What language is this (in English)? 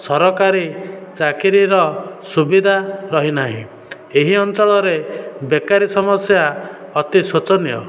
Odia